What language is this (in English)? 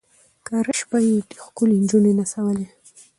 Pashto